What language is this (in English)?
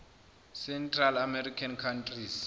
Zulu